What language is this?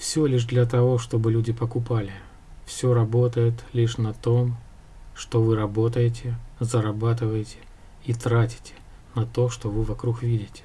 Russian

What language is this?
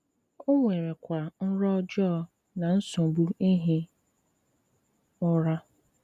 Igbo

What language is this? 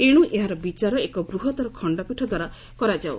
Odia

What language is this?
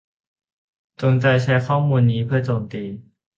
Thai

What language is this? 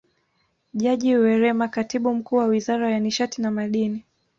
Swahili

